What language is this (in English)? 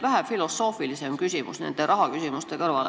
Estonian